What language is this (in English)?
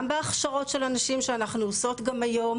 Hebrew